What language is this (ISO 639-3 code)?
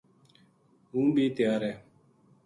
gju